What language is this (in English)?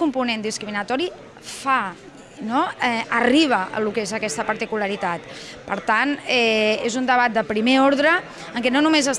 Catalan